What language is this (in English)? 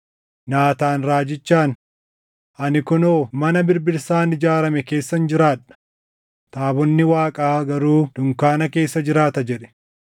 Oromo